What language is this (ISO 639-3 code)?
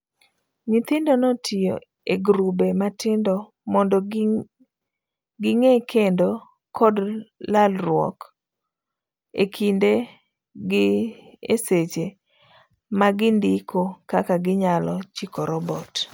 luo